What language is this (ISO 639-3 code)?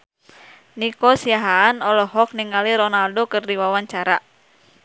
sun